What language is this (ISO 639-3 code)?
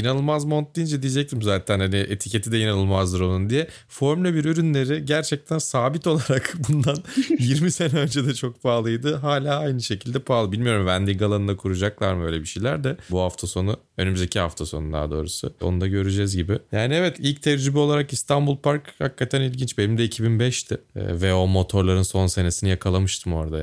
tur